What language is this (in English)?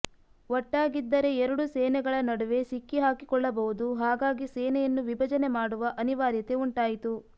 Kannada